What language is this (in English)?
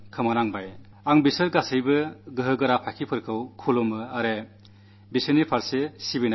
Malayalam